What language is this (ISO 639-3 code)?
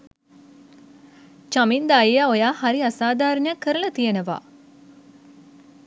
sin